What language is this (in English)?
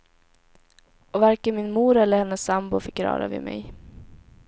Swedish